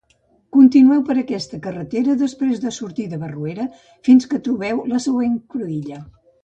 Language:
Catalan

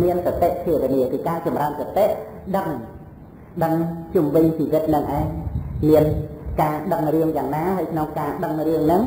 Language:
Vietnamese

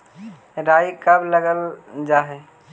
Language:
Magahi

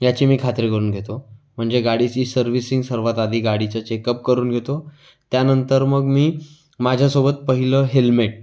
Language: Marathi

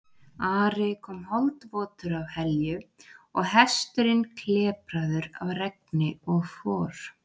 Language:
Icelandic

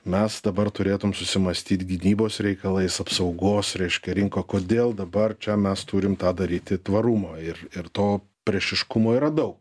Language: Lithuanian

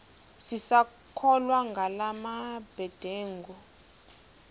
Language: Xhosa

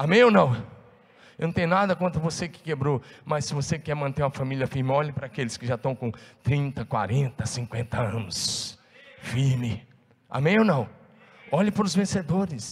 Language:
Portuguese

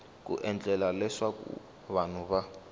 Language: Tsonga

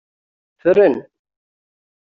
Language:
Kabyle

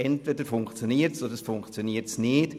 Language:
Swiss German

